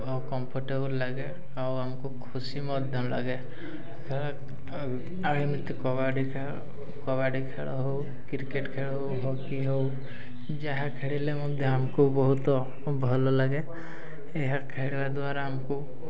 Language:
Odia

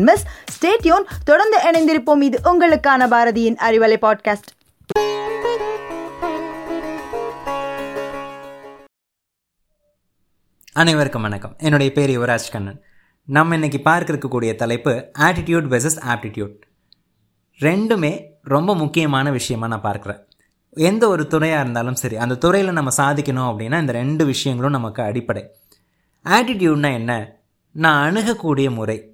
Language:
Tamil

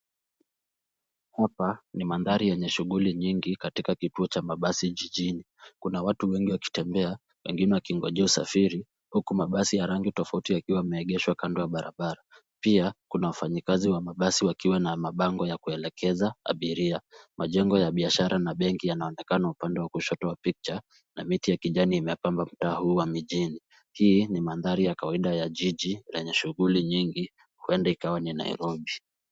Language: Swahili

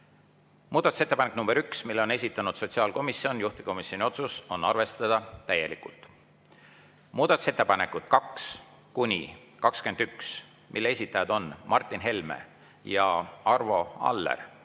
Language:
Estonian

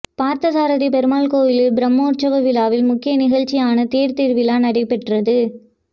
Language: Tamil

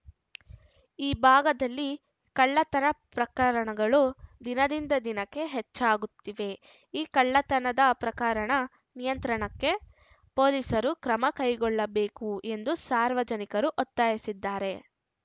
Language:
Kannada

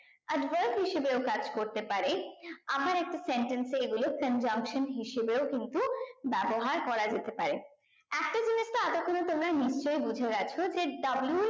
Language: Bangla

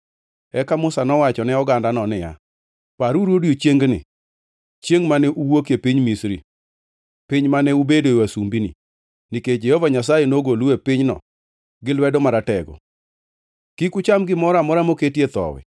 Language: Luo (Kenya and Tanzania)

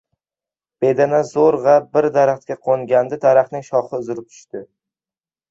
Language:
Uzbek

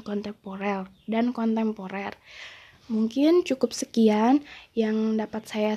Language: Indonesian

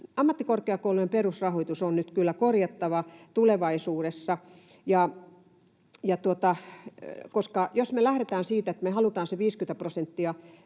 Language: Finnish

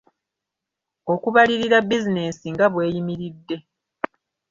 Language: Ganda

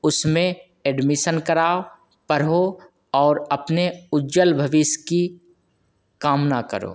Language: Hindi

